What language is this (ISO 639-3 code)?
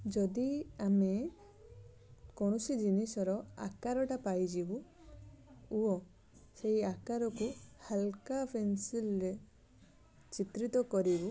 ori